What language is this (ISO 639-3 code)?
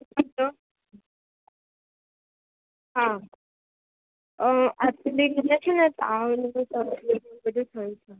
guj